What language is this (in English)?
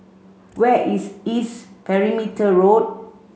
English